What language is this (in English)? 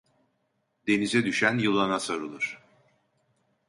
Turkish